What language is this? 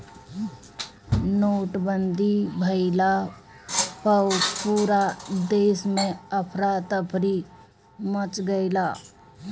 Bhojpuri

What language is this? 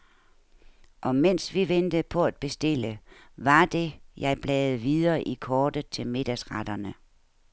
Danish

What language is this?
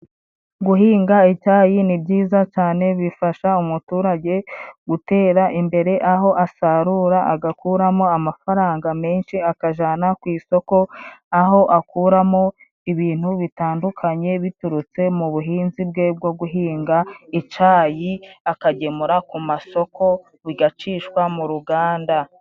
Kinyarwanda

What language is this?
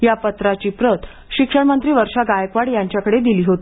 Marathi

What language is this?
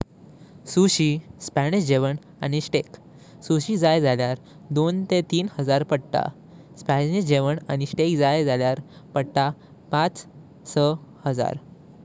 Konkani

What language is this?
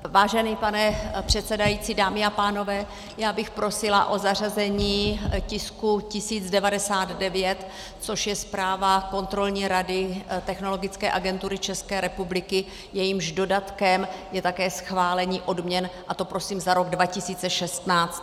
Czech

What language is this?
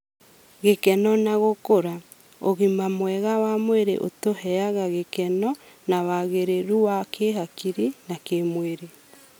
Kikuyu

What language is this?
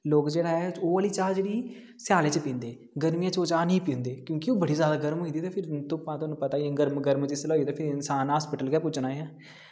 Dogri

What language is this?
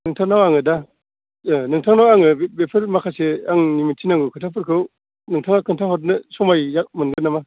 Bodo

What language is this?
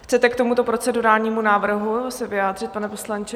Czech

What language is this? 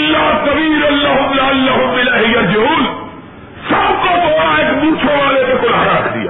Urdu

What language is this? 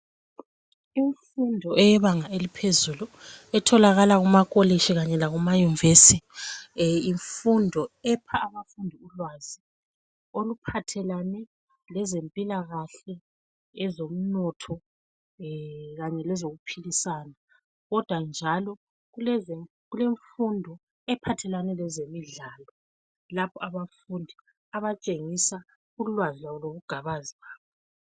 North Ndebele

